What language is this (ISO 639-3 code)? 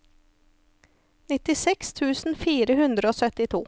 nor